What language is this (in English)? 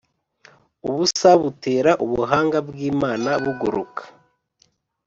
Kinyarwanda